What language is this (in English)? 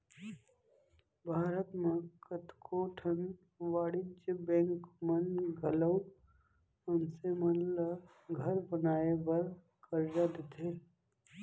Chhattisgarhi